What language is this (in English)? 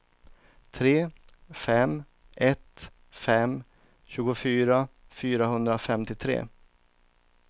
Swedish